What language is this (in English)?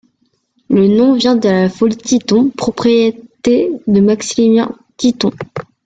French